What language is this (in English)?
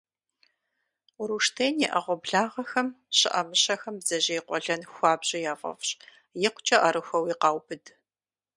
Kabardian